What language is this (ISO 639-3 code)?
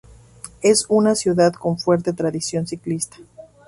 spa